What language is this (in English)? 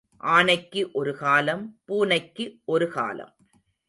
Tamil